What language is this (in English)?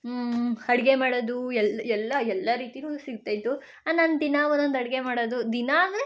Kannada